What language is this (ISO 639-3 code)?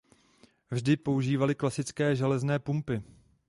ces